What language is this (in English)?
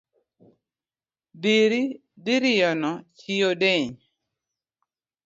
Luo (Kenya and Tanzania)